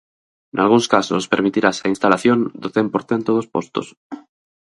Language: Galician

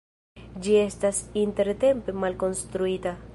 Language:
Esperanto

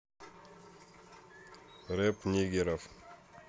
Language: Russian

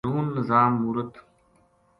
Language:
Gujari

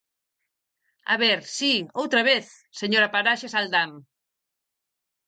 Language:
Galician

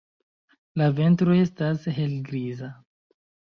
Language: Esperanto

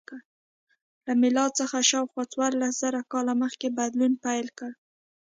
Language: Pashto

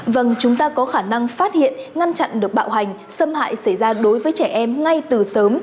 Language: Vietnamese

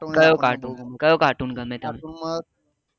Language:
Gujarati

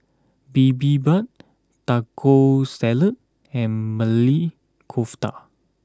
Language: English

